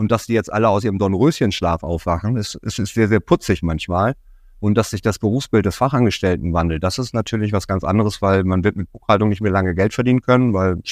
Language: German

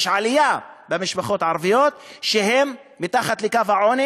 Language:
Hebrew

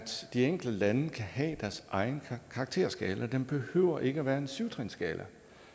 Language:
Danish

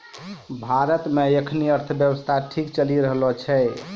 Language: Maithili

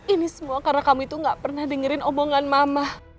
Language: Indonesian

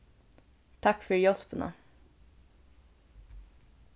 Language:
Faroese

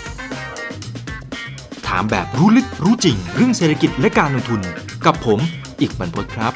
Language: Thai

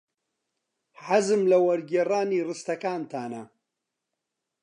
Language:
Central Kurdish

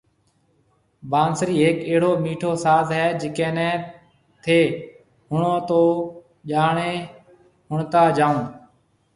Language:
Marwari (Pakistan)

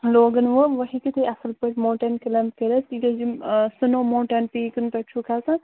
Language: Kashmiri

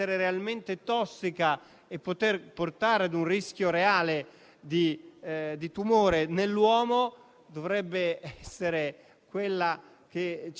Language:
Italian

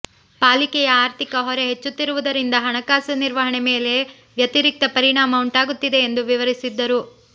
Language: Kannada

